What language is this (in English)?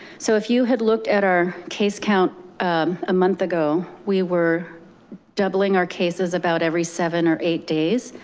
English